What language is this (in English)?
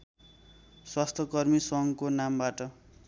Nepali